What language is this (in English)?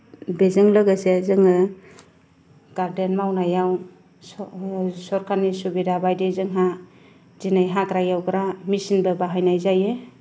Bodo